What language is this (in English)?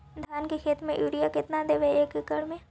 Magahi